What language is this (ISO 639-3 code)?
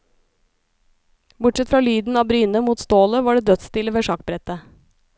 nor